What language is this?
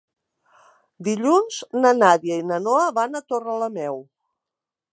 Catalan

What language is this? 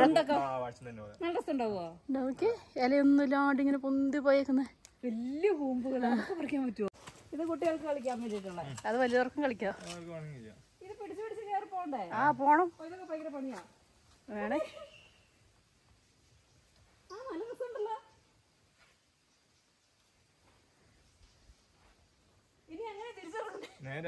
Malayalam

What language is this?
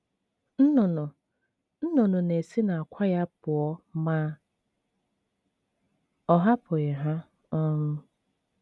Igbo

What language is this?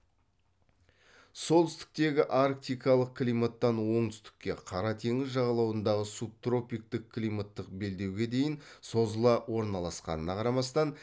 Kazakh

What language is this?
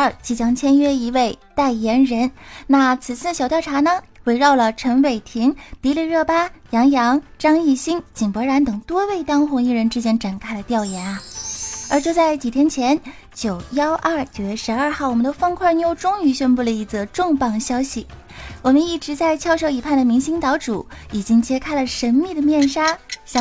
Chinese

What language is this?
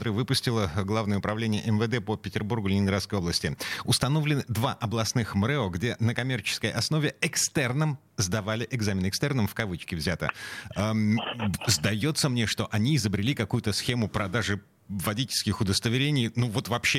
Russian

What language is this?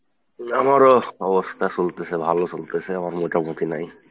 Bangla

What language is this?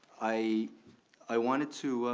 English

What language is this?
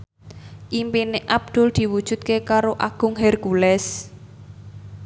Javanese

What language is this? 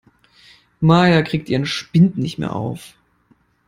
German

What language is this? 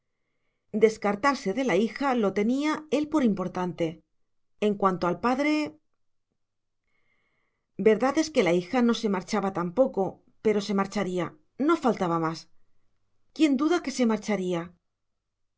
Spanish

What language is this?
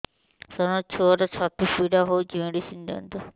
Odia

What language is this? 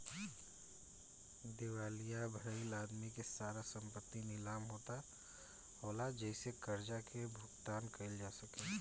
Bhojpuri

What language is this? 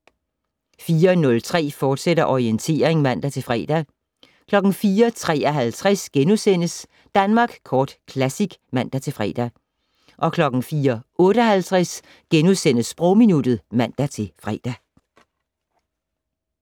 Danish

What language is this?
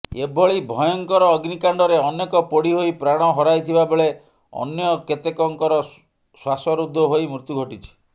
Odia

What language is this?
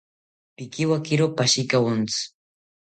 South Ucayali Ashéninka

